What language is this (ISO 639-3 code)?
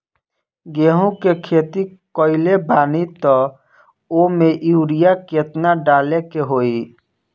bho